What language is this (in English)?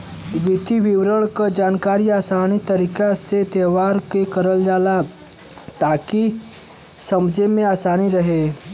Bhojpuri